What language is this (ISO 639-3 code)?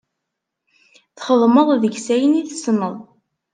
kab